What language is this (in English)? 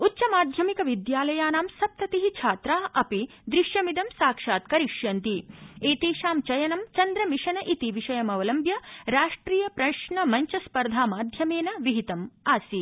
Sanskrit